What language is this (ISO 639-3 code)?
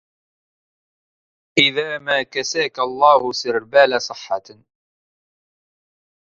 ara